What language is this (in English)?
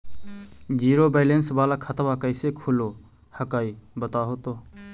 Magahi